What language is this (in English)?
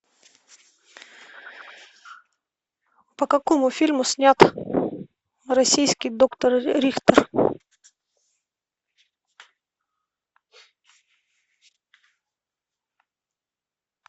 Russian